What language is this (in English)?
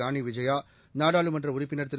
Tamil